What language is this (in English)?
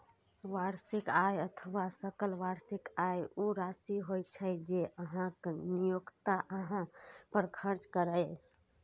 Maithili